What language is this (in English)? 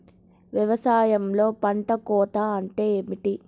Telugu